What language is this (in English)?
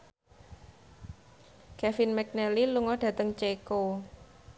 Javanese